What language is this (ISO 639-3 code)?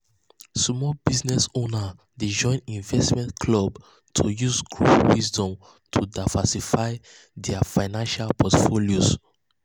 pcm